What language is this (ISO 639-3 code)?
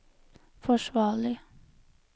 nor